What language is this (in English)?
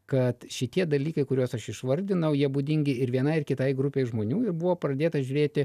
Lithuanian